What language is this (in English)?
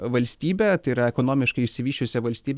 Lithuanian